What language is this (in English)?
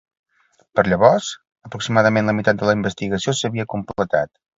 Catalan